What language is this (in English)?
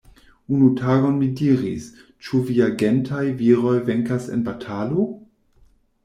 Esperanto